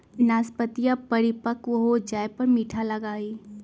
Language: Magahi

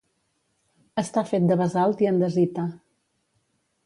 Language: Catalan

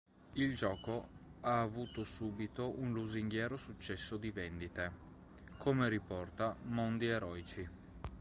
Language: Italian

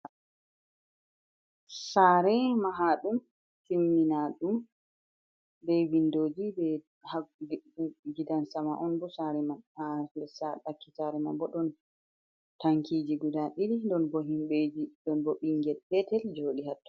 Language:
Fula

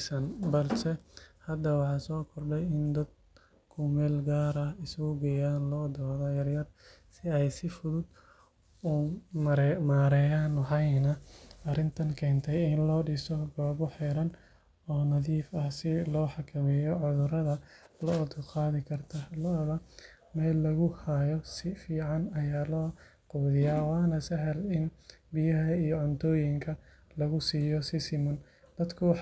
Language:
Somali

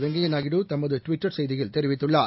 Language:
Tamil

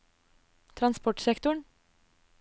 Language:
Norwegian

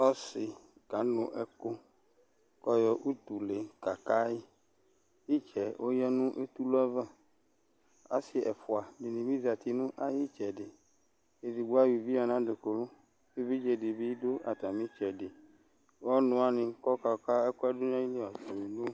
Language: Ikposo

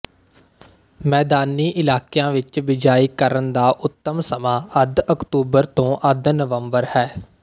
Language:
Punjabi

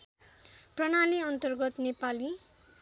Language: Nepali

